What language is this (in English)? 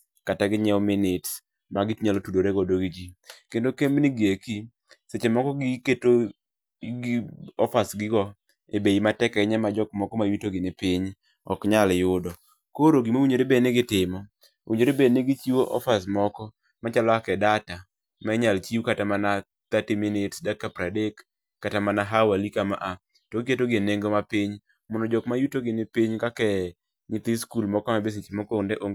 Luo (Kenya and Tanzania)